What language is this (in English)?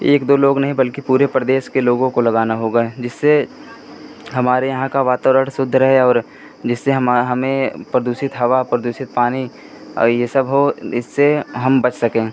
Hindi